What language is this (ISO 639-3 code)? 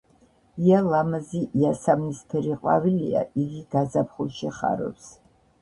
kat